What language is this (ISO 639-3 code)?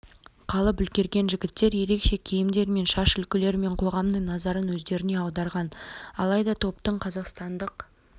kaz